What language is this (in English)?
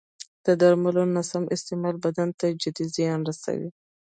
Pashto